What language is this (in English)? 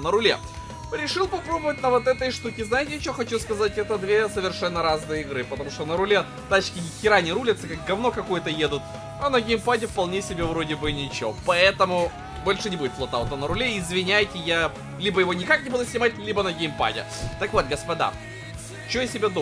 Russian